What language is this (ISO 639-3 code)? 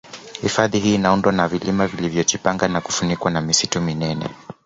swa